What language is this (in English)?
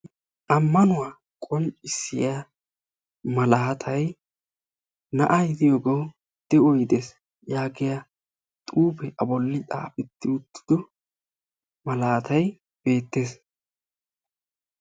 Wolaytta